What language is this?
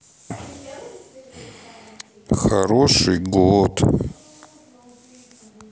Russian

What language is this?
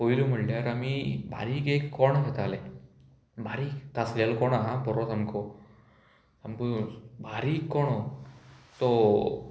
Konkani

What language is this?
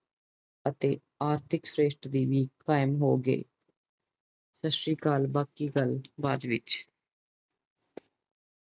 Punjabi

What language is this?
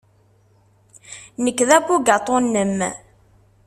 Kabyle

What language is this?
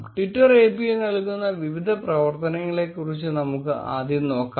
Malayalam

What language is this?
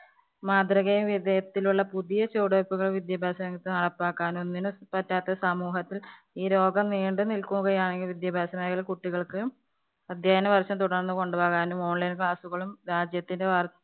Malayalam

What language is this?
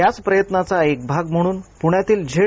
Marathi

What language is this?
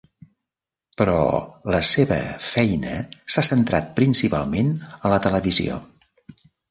Catalan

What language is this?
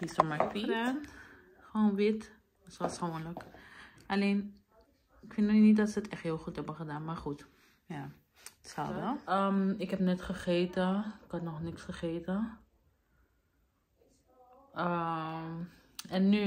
Dutch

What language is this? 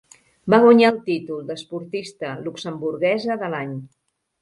Catalan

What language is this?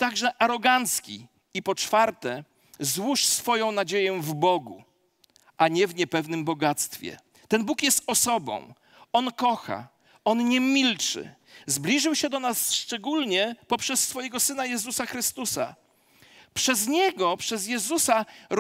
Polish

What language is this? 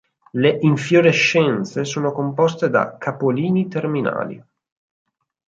Italian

